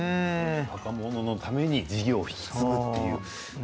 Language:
Japanese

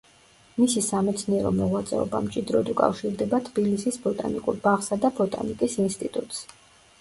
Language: Georgian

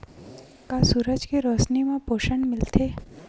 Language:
Chhattisgarhi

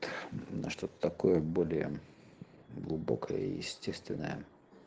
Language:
Russian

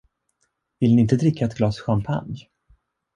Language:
Swedish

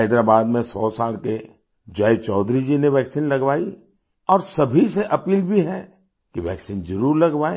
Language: Hindi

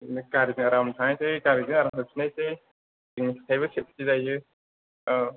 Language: Bodo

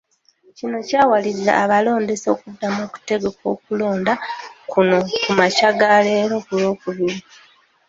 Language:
Ganda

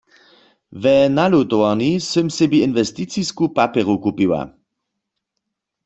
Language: Upper Sorbian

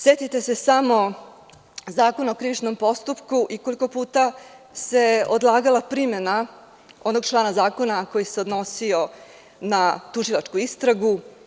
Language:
Serbian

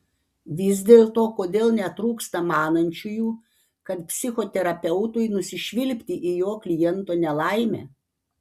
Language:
Lithuanian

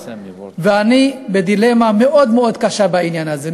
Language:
Hebrew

